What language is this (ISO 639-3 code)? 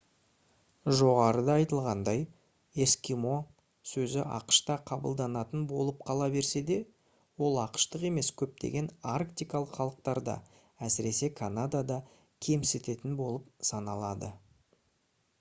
kaz